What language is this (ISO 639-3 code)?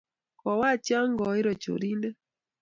kln